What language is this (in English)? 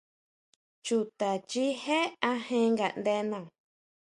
Huautla Mazatec